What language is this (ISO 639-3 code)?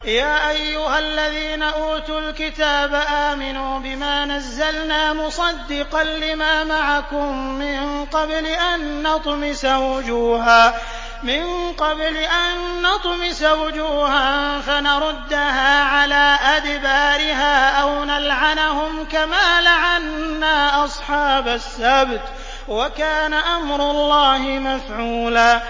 ara